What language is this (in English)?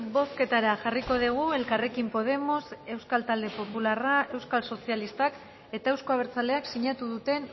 Basque